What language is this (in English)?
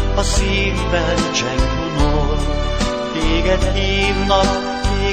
Hungarian